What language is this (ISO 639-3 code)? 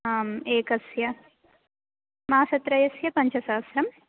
san